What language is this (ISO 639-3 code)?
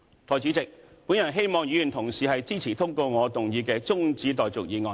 yue